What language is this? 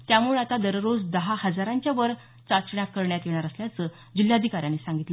Marathi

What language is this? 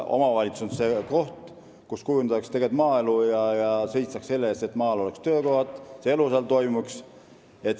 Estonian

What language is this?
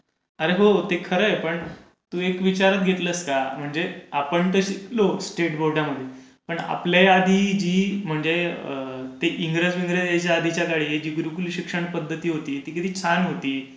Marathi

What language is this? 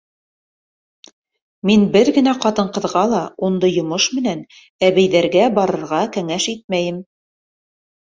Bashkir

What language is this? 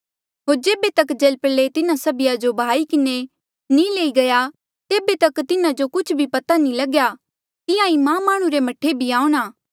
Mandeali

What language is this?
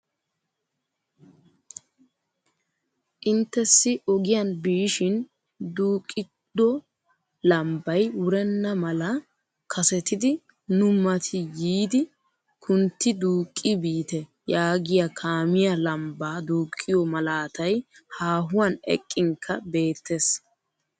Wolaytta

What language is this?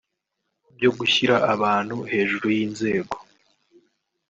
Kinyarwanda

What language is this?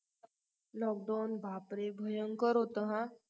Marathi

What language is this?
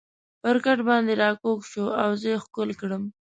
Pashto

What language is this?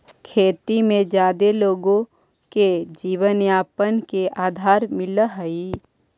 Magahi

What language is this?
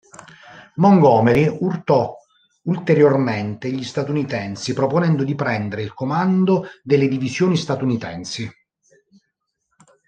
Italian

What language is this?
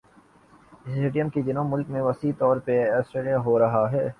Urdu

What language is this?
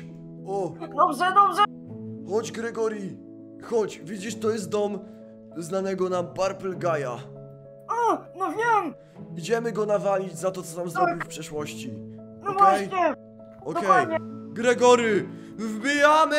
Polish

